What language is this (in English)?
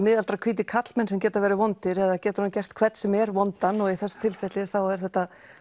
Icelandic